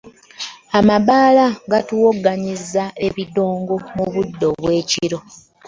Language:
Ganda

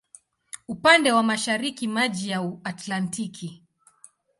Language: Swahili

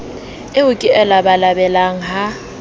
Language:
Southern Sotho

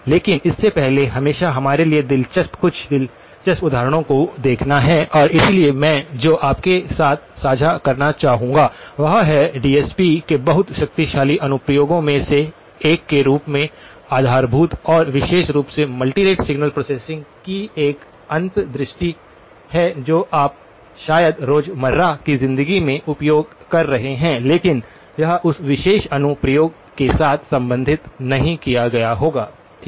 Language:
Hindi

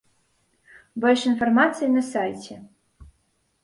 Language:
Belarusian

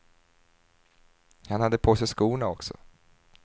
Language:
Swedish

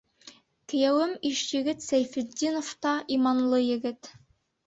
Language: Bashkir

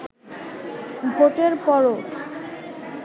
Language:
Bangla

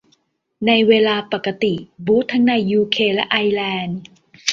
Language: Thai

